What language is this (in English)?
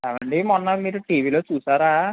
Telugu